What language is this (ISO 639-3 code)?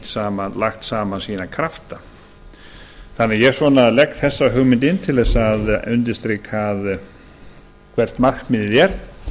isl